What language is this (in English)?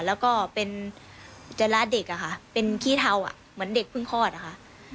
Thai